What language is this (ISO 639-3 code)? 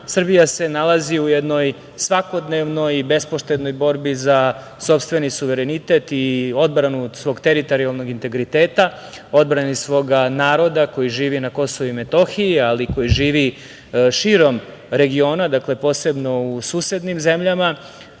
srp